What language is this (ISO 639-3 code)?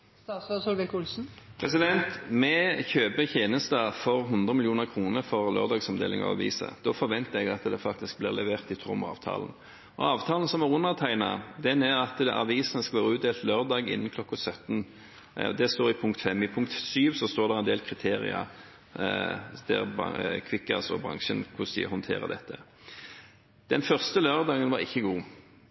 nob